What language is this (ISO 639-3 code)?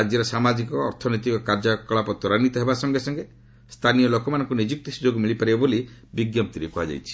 ori